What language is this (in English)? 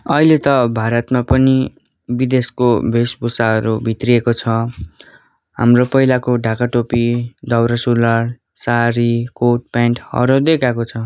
Nepali